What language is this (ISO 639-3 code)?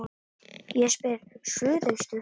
isl